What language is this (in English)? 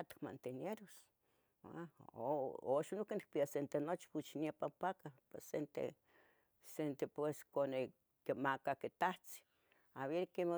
Tetelcingo Nahuatl